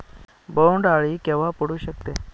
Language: Marathi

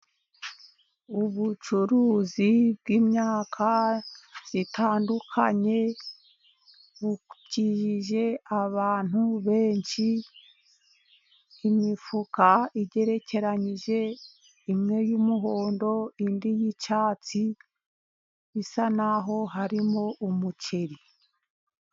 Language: Kinyarwanda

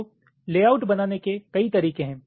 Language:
Hindi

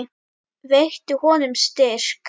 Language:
Icelandic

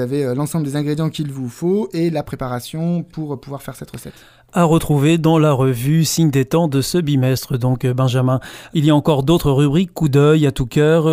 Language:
French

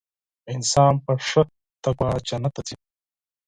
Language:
Pashto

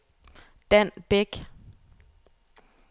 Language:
Danish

